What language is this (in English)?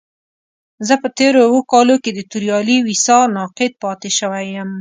Pashto